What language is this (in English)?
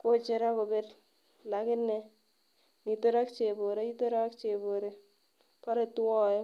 Kalenjin